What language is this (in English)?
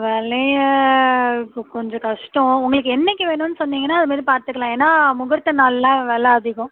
Tamil